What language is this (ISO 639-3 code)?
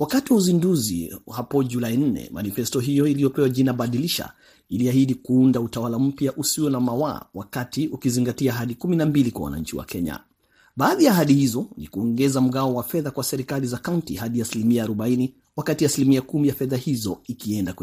swa